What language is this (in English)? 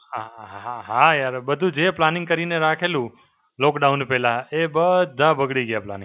Gujarati